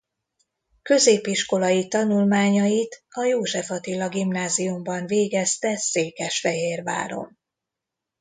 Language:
Hungarian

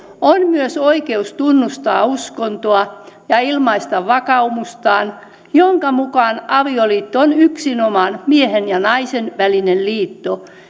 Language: Finnish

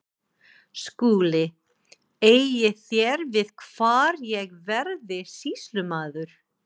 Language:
Icelandic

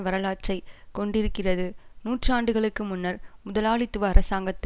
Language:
Tamil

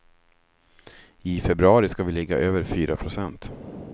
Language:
Swedish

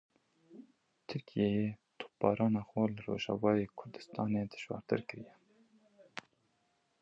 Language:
Kurdish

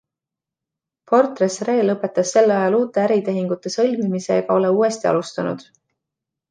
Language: Estonian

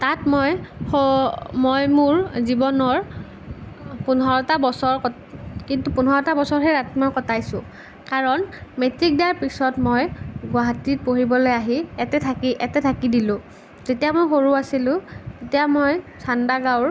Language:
Assamese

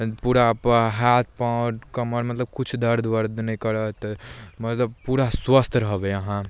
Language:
Maithili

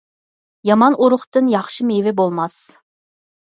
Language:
Uyghur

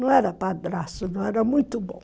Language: Portuguese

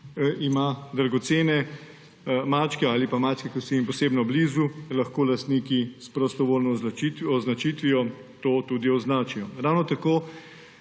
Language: Slovenian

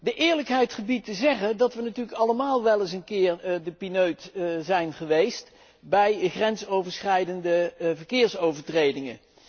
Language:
Dutch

